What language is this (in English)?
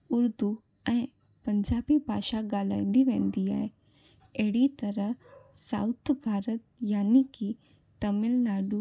Sindhi